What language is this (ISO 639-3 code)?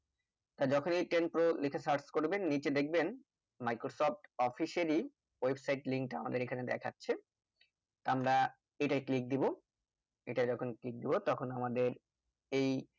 ben